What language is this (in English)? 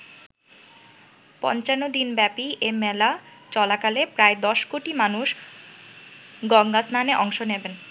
Bangla